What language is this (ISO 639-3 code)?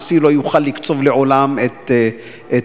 heb